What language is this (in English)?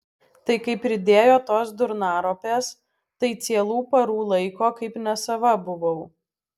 Lithuanian